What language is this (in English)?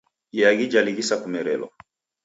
Taita